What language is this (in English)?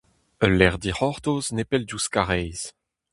Breton